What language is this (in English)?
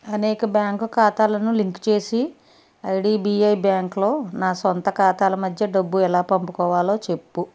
Telugu